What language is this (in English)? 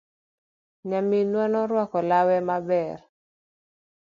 Luo (Kenya and Tanzania)